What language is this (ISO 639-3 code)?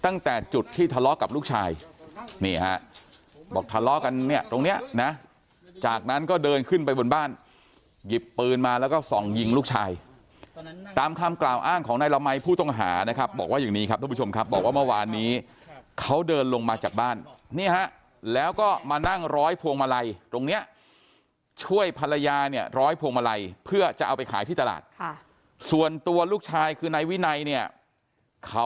tha